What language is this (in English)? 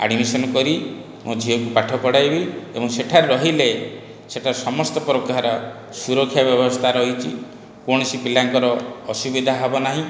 Odia